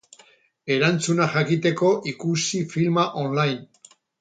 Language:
Basque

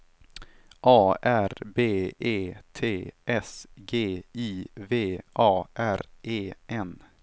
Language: Swedish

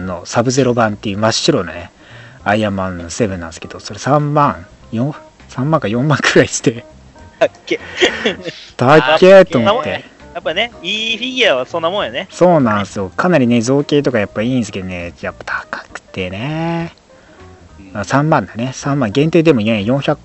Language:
Japanese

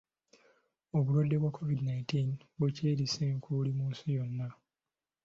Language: Ganda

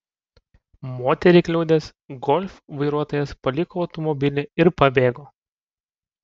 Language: Lithuanian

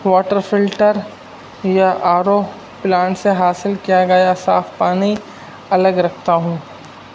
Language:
Urdu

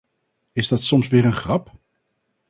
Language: Dutch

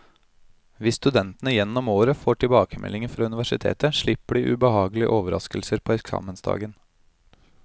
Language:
Norwegian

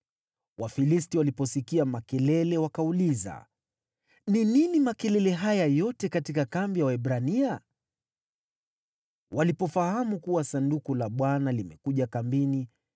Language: Swahili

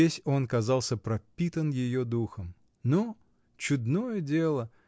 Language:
Russian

